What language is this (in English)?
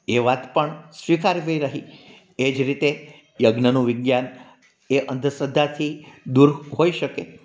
Gujarati